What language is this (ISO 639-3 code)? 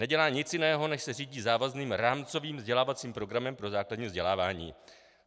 ces